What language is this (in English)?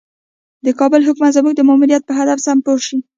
Pashto